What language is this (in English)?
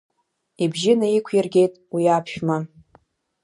Abkhazian